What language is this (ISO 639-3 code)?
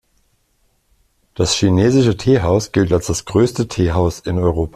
deu